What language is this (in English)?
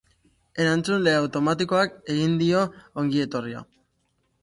Basque